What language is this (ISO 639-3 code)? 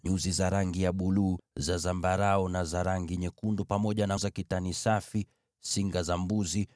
swa